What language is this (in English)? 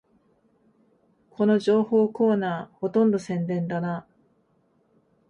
Japanese